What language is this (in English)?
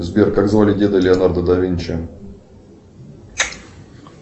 Russian